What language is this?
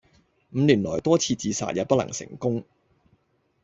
Cantonese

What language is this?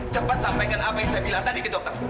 Indonesian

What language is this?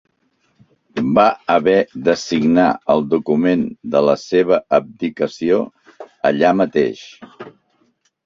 Catalan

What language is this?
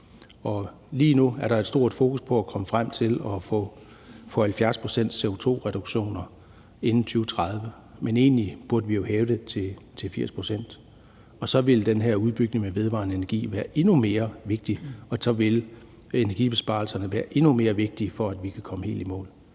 Danish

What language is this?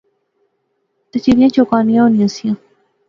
Pahari-Potwari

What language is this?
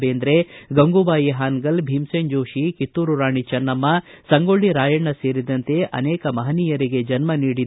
Kannada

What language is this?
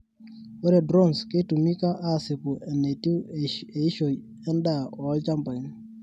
Masai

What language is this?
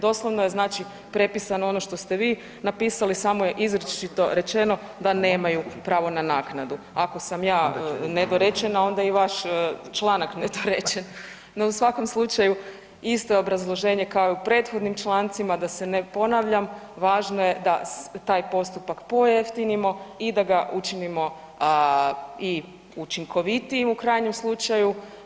Croatian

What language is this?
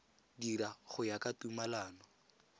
Tswana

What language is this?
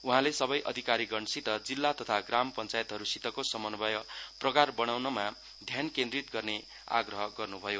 Nepali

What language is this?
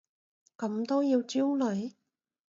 Cantonese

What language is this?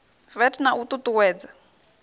Venda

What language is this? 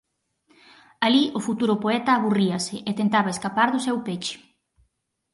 Galician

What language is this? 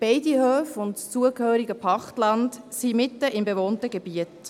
Swiss German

